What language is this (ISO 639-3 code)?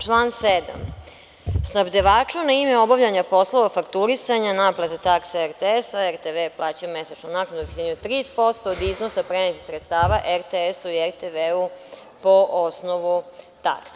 srp